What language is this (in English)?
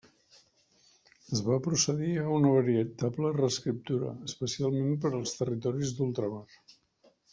Catalan